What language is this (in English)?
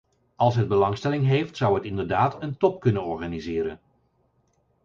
Dutch